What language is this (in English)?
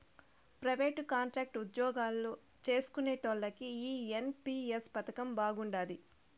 Telugu